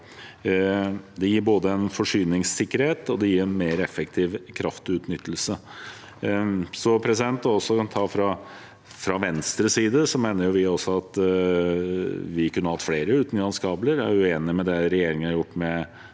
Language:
Norwegian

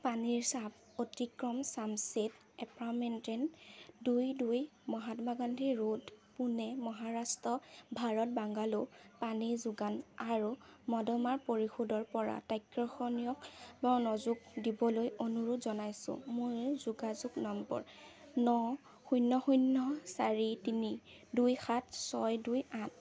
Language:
Assamese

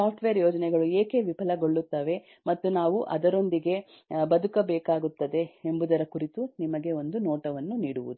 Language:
Kannada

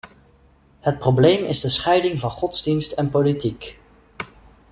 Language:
Dutch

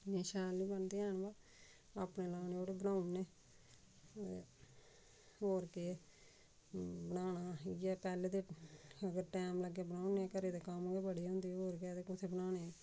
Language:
Dogri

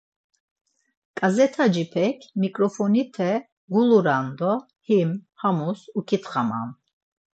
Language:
Laz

